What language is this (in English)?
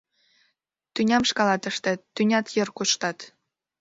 Mari